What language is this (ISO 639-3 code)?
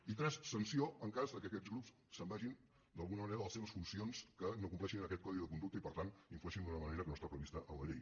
cat